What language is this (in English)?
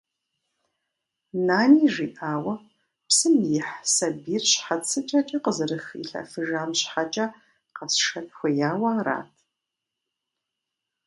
Kabardian